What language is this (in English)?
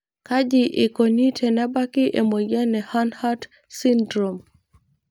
Masai